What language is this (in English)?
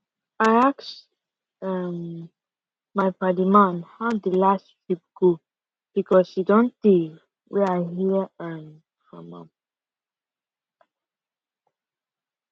Nigerian Pidgin